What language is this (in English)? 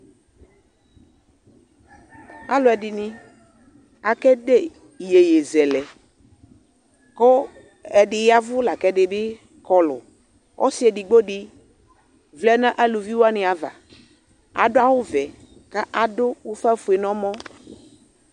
Ikposo